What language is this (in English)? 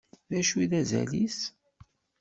Kabyle